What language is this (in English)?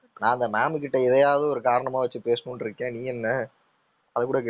Tamil